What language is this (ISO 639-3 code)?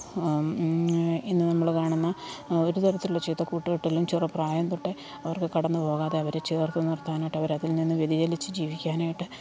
mal